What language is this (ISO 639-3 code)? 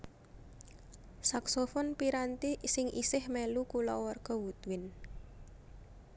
jav